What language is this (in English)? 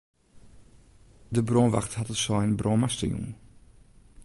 Western Frisian